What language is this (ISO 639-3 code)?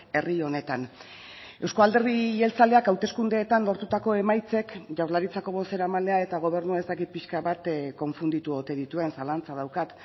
eus